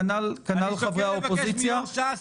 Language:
Hebrew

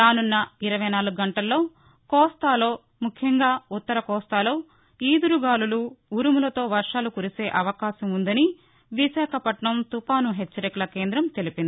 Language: Telugu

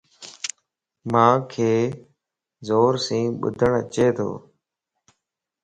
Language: Lasi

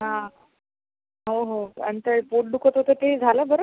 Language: Marathi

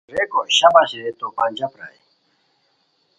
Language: Khowar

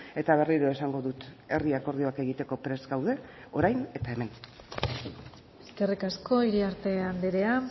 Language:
Basque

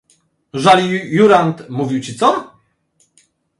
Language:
Polish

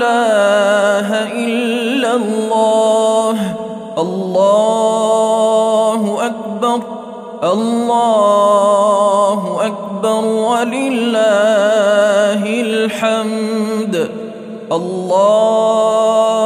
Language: Arabic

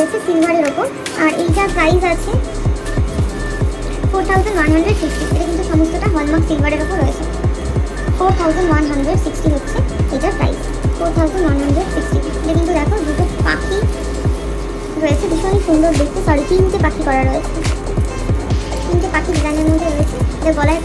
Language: Romanian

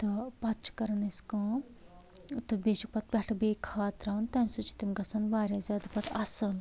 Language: Kashmiri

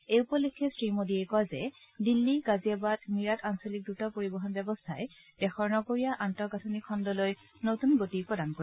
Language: Assamese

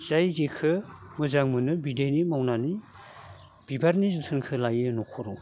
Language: Bodo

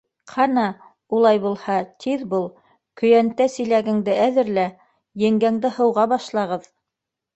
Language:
Bashkir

